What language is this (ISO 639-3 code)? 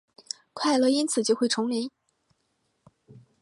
zho